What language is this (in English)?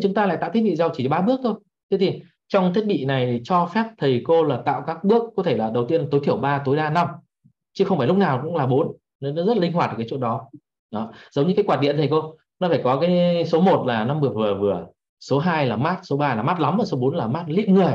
Vietnamese